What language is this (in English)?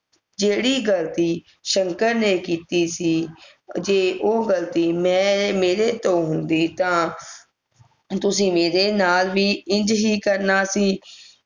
Punjabi